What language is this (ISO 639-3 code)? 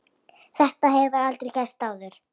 isl